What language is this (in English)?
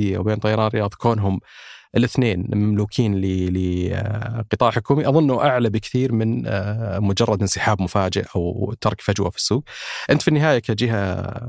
Arabic